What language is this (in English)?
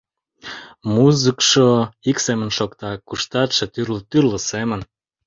Mari